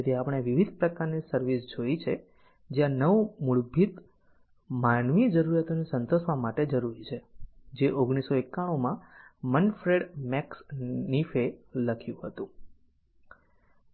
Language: Gujarati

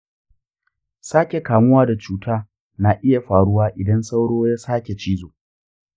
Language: Hausa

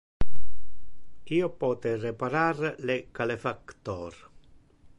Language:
Interlingua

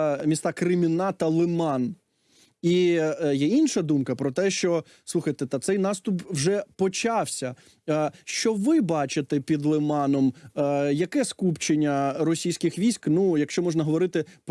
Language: Ukrainian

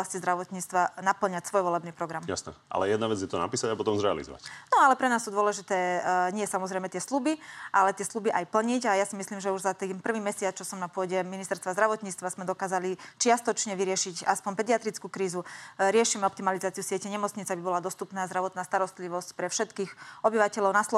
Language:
Slovak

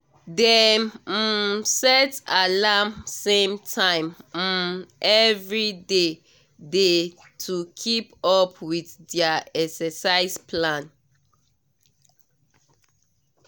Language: Nigerian Pidgin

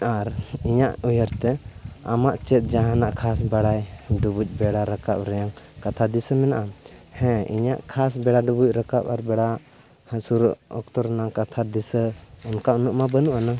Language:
Santali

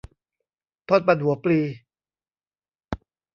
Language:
Thai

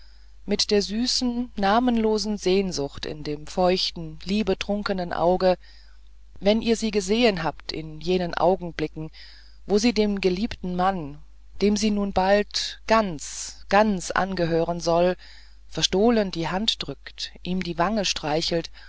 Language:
German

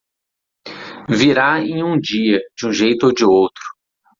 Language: Portuguese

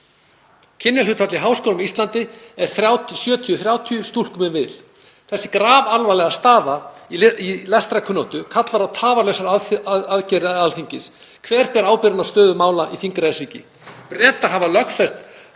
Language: Icelandic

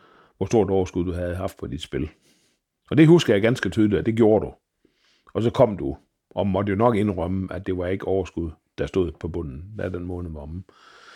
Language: Danish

